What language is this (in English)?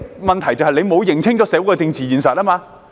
Cantonese